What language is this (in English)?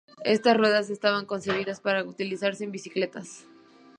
Spanish